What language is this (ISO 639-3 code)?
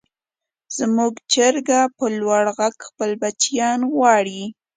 pus